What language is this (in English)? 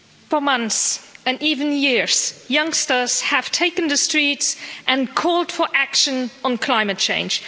English